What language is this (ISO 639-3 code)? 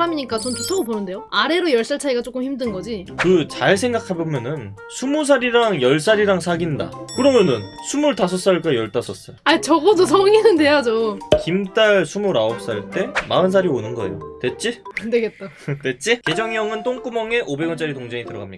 kor